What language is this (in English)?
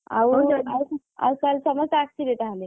Odia